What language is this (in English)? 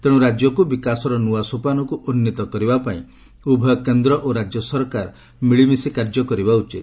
Odia